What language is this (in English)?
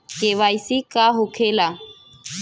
Bhojpuri